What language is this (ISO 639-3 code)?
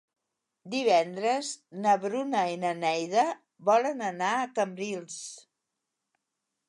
cat